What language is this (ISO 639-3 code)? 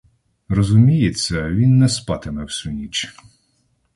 ukr